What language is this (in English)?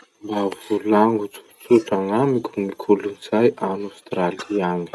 Masikoro Malagasy